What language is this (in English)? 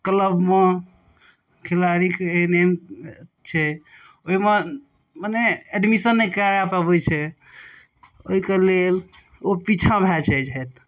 Maithili